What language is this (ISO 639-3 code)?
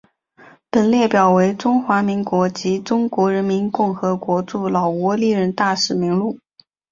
zho